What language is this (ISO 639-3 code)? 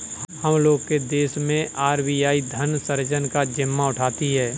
hin